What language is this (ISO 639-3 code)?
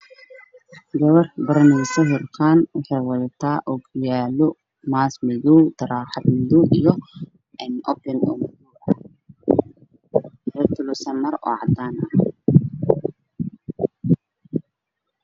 som